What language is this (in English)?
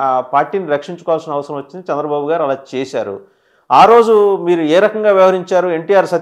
Telugu